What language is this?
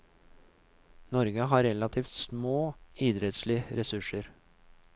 Norwegian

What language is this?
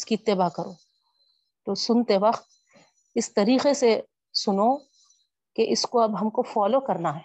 Urdu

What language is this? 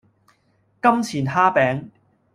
Cantonese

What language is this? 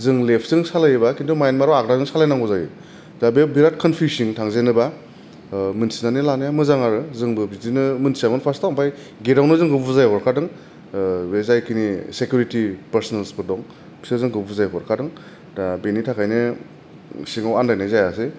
Bodo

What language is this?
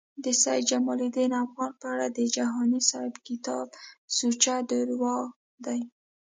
Pashto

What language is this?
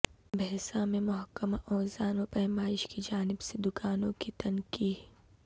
Urdu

